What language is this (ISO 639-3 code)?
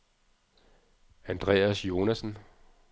dan